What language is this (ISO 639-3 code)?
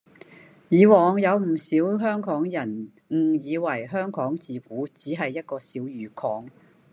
yue